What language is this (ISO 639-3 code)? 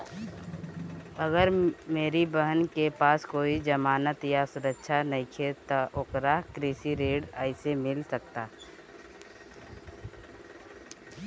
bho